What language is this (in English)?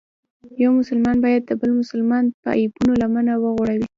Pashto